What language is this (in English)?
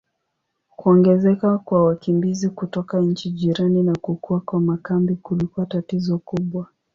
Swahili